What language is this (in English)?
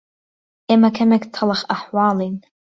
Central Kurdish